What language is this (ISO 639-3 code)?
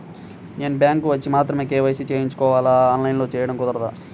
tel